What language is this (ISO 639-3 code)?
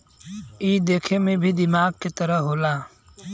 bho